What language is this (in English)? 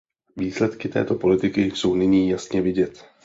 Czech